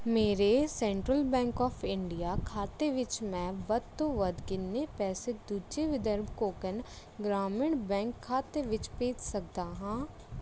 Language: Punjabi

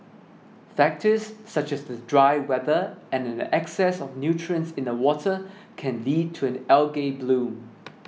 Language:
English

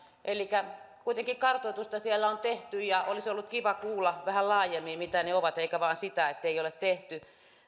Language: Finnish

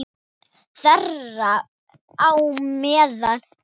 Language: Icelandic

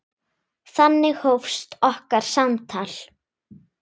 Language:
Icelandic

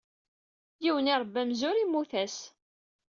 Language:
Kabyle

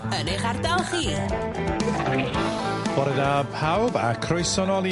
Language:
Welsh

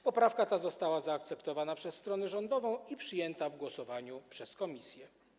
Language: Polish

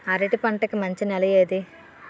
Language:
Telugu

